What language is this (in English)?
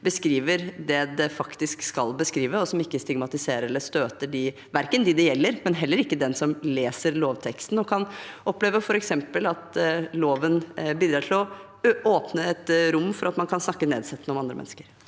Norwegian